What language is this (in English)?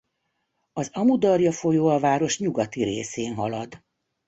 Hungarian